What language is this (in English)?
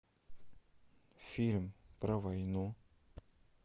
Russian